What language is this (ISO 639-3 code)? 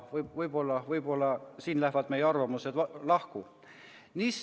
est